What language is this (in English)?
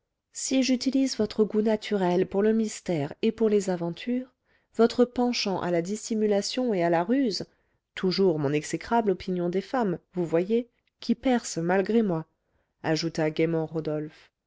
French